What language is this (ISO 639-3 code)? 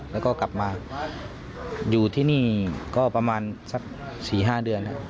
tha